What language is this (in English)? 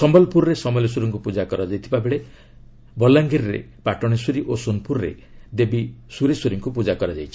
Odia